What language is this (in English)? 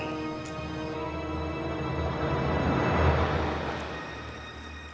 Indonesian